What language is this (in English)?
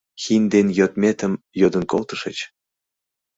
Mari